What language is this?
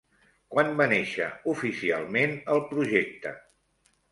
Catalan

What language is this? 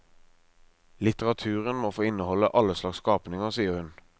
Norwegian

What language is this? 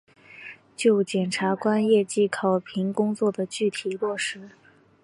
Chinese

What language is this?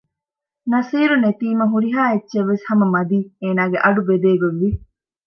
Divehi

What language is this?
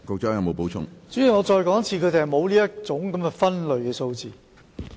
Cantonese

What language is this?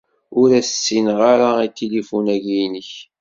Kabyle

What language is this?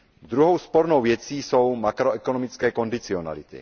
Czech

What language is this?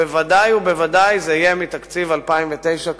Hebrew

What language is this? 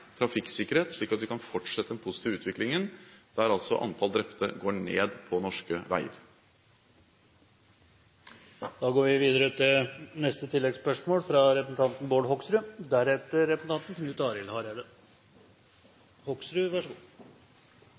Norwegian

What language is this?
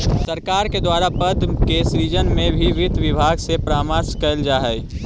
Magahi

